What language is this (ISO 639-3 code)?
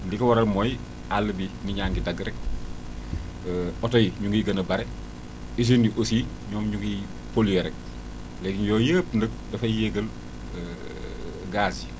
wol